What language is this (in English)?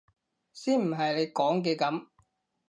Cantonese